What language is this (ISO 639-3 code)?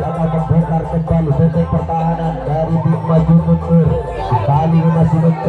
ind